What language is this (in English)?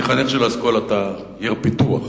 Hebrew